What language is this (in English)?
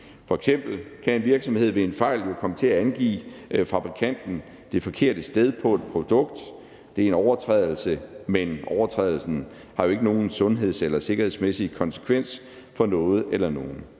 Danish